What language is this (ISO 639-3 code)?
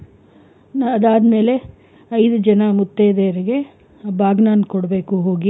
kan